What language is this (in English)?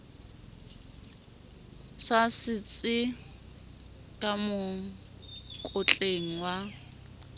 Southern Sotho